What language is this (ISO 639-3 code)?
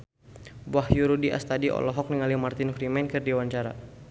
sun